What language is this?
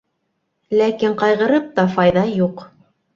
Bashkir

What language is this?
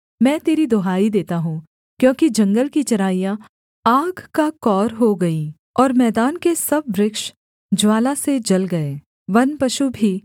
Hindi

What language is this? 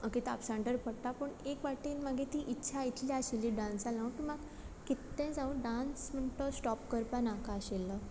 Konkani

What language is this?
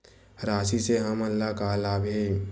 Chhattisgarhi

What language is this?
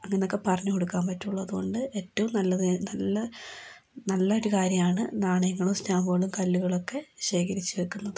Malayalam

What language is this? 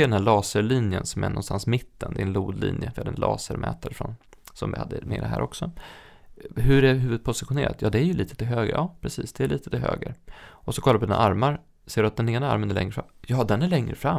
Swedish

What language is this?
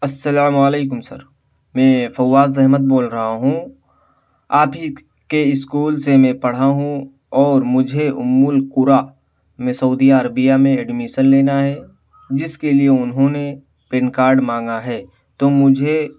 Urdu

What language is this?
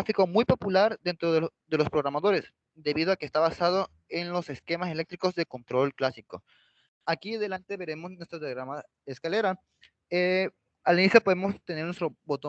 Spanish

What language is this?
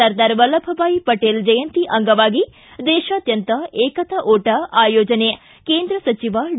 Kannada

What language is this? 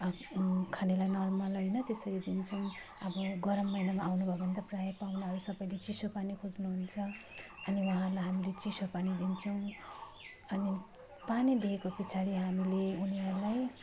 Nepali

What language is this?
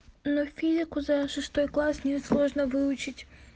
Russian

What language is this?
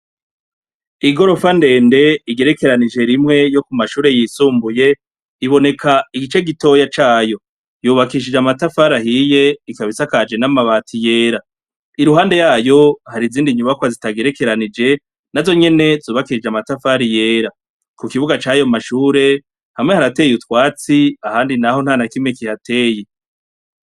Rundi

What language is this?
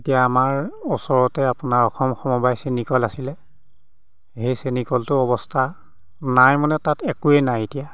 Assamese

